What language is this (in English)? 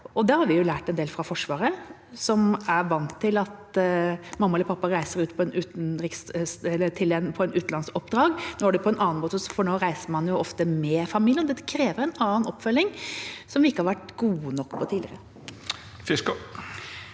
Norwegian